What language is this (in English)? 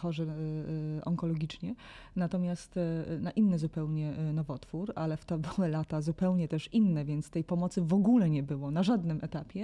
Polish